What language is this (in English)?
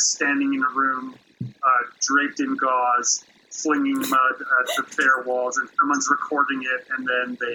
English